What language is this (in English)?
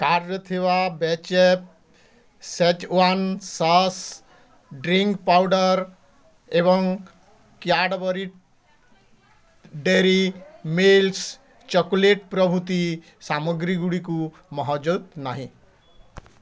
Odia